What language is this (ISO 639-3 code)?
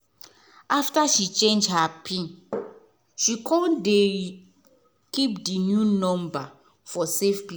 pcm